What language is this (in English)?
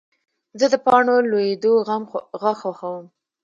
Pashto